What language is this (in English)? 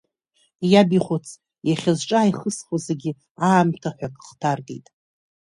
Abkhazian